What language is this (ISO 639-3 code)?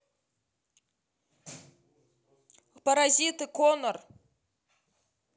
rus